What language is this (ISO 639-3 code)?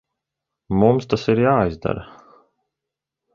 lav